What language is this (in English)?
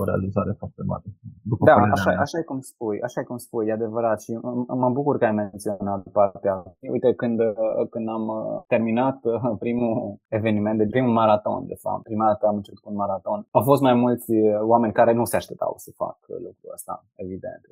Romanian